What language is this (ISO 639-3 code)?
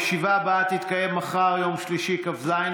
heb